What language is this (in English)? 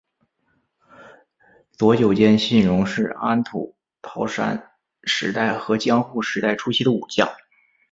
Chinese